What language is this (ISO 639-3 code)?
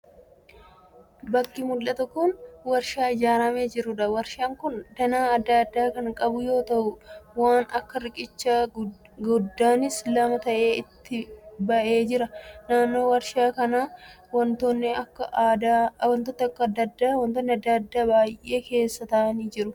orm